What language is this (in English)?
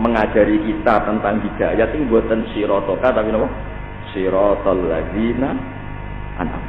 Indonesian